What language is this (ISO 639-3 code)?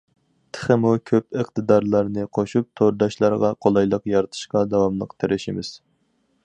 uig